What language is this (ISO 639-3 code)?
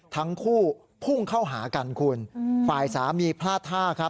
tha